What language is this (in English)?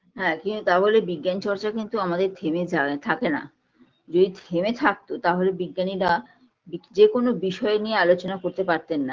Bangla